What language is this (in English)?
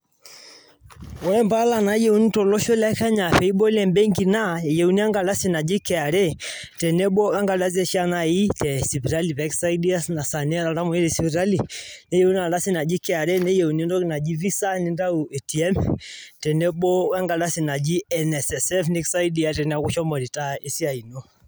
Masai